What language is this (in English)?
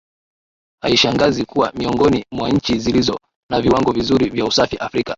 Swahili